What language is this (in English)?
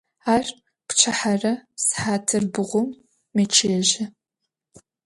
Adyghe